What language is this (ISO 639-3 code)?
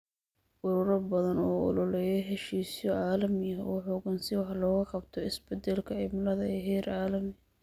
som